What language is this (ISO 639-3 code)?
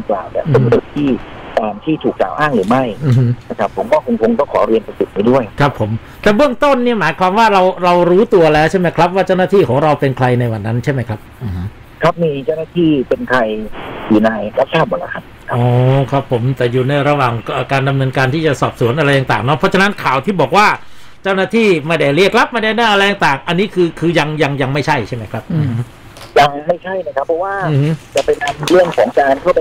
tha